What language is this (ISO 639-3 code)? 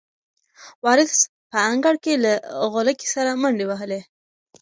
pus